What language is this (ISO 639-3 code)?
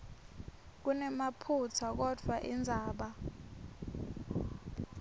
ssw